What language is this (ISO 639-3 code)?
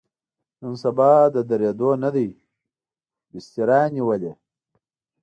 pus